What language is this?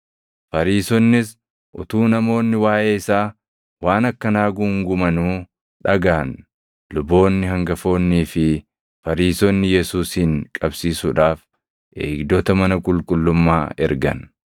Oromo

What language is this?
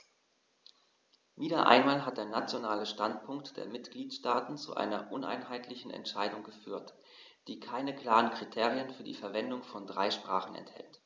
German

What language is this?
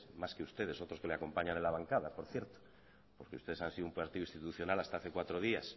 Spanish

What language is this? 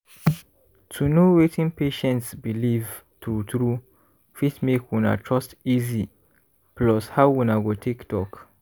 Nigerian Pidgin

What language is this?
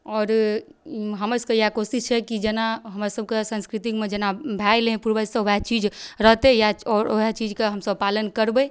Maithili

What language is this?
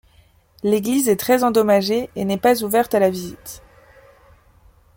French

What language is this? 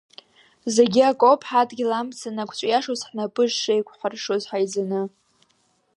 Abkhazian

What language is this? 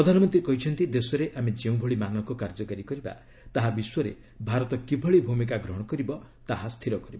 Odia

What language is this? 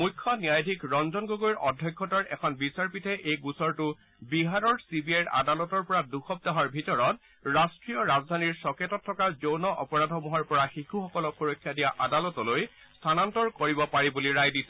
Assamese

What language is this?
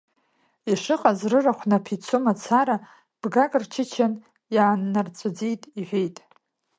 Abkhazian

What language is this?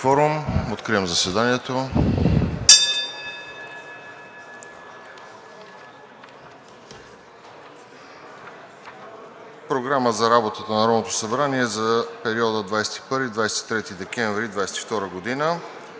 Bulgarian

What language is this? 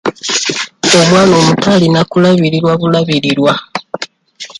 Ganda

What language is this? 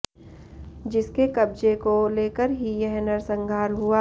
Hindi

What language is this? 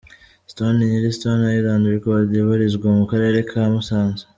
Kinyarwanda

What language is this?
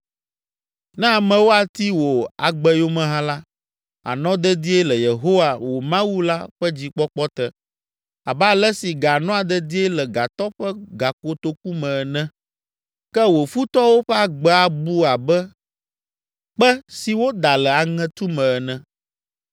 Ewe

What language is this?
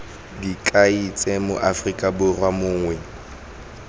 Tswana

